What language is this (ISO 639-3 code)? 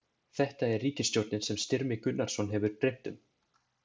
isl